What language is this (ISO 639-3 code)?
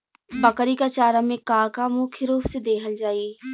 bho